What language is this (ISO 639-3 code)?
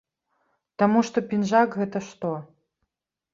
bel